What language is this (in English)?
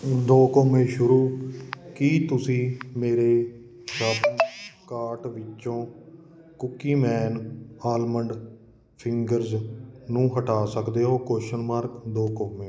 Punjabi